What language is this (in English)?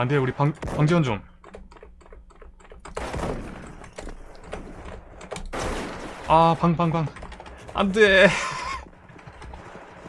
Korean